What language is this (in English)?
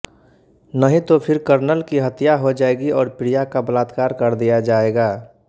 Hindi